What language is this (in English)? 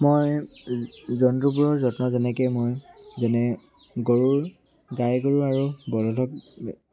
Assamese